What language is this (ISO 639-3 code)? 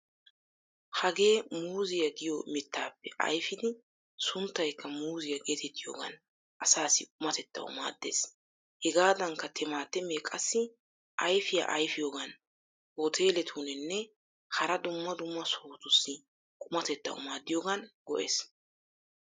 wal